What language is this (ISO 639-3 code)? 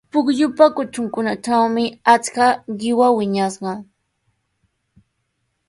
qws